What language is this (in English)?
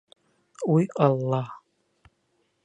Bashkir